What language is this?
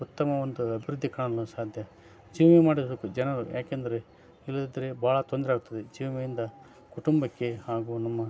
Kannada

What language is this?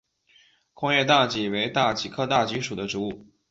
Chinese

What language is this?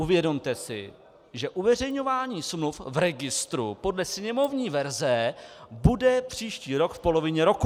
Czech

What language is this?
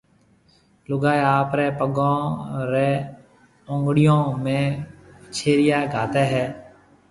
Marwari (Pakistan)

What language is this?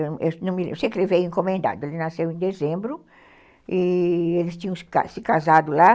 Portuguese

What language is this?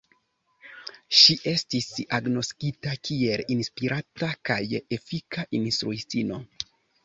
Esperanto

